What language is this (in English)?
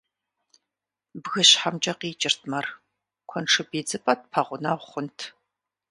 Kabardian